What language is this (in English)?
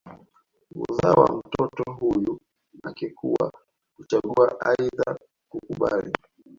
Swahili